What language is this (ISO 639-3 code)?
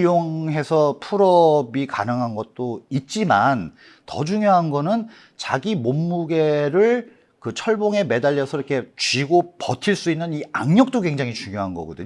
kor